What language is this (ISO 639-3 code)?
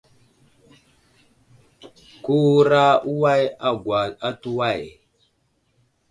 udl